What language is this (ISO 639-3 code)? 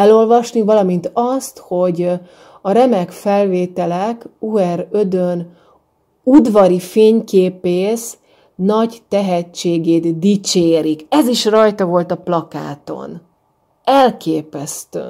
hun